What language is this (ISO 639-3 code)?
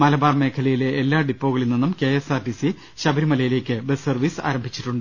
mal